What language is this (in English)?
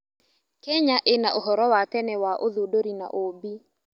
Kikuyu